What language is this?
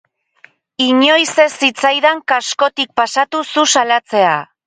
Basque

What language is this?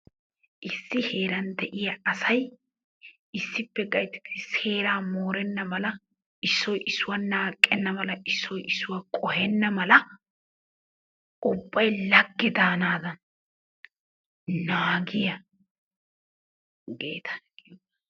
Wolaytta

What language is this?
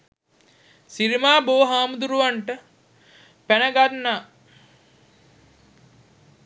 Sinhala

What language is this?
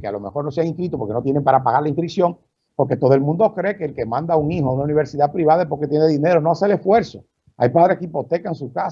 Spanish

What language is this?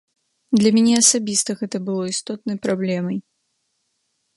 Belarusian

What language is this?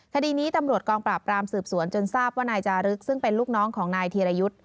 Thai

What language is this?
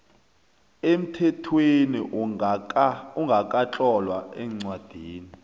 South Ndebele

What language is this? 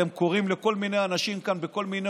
Hebrew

